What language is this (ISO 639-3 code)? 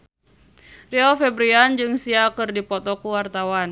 sun